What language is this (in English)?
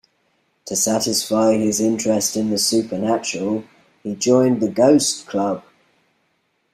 English